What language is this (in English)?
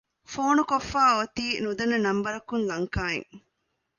Divehi